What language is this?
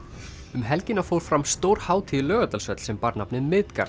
Icelandic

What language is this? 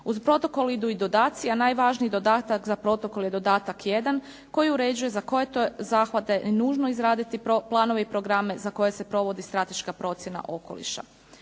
Croatian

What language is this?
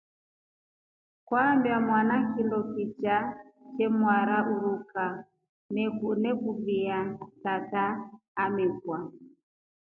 Rombo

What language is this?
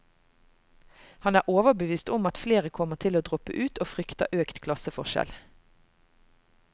Norwegian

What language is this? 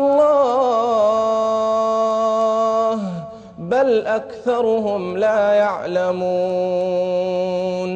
Arabic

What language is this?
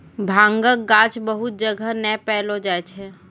Maithili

